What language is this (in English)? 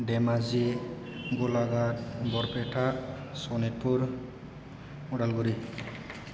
Bodo